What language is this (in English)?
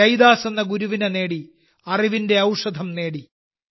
Malayalam